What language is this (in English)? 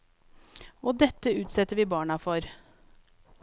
Norwegian